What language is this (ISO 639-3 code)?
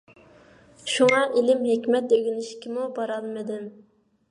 uig